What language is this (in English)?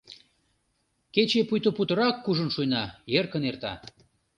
Mari